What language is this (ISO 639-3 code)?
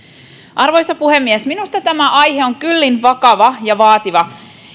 fin